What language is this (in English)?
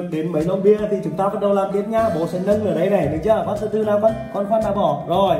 Vietnamese